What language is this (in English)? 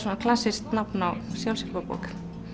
Icelandic